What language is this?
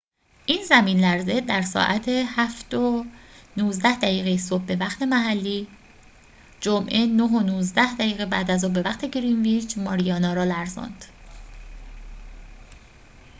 Persian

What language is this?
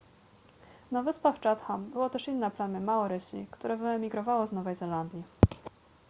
Polish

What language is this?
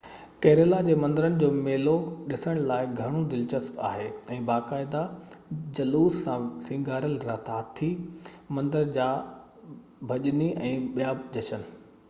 Sindhi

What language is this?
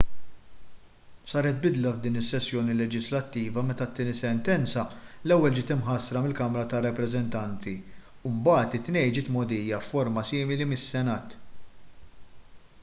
Maltese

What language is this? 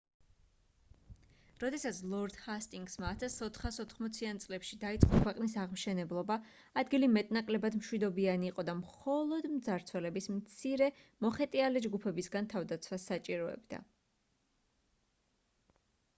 Georgian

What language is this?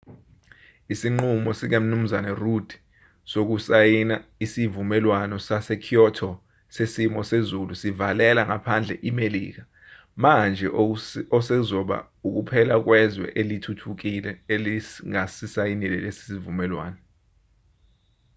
Zulu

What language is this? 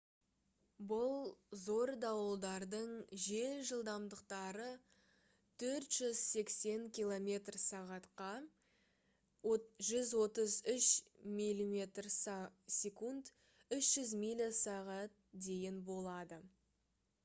Kazakh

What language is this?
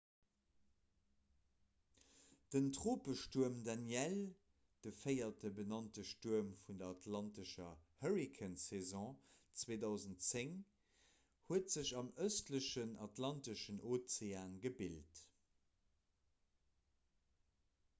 Luxembourgish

